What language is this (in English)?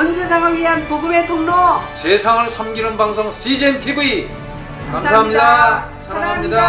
Korean